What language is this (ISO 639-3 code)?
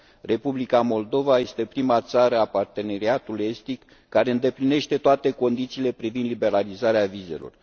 ron